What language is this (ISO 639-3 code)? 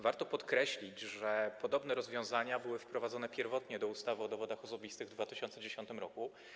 pol